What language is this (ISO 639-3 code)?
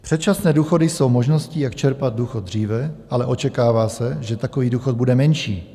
ces